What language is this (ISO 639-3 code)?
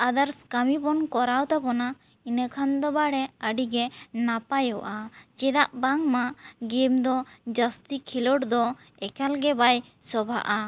sat